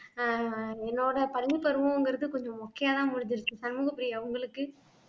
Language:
Tamil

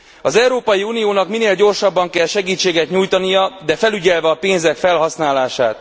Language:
Hungarian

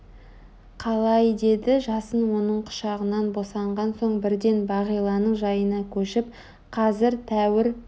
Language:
Kazakh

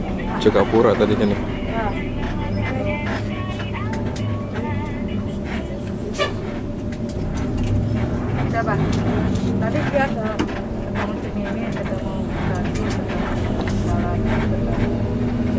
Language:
Indonesian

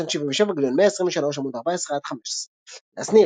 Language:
Hebrew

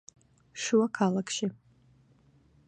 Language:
Georgian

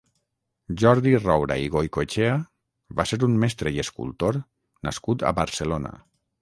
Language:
Catalan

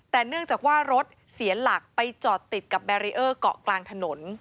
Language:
Thai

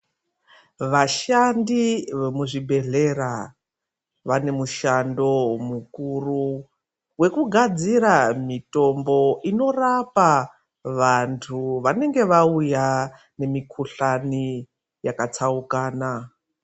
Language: Ndau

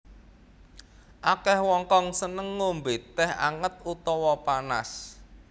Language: Javanese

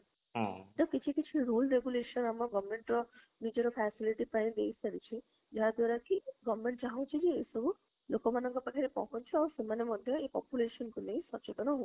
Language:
Odia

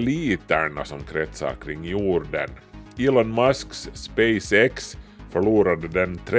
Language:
Swedish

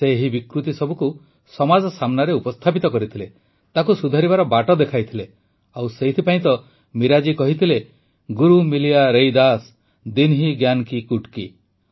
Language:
Odia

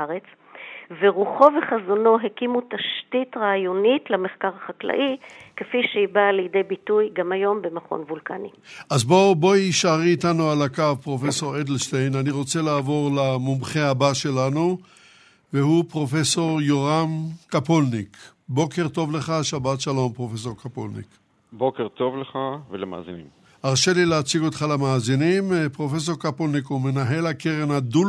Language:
Hebrew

